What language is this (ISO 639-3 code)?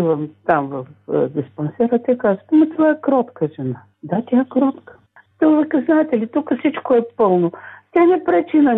bul